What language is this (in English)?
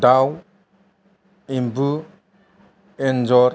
Bodo